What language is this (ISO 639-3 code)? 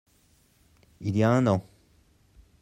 fra